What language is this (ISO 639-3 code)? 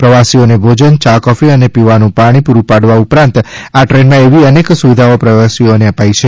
guj